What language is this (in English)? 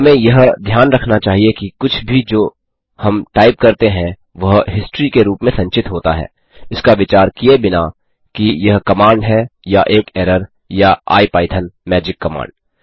Hindi